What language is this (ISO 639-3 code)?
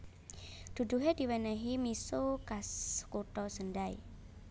jav